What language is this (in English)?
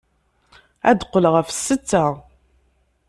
Kabyle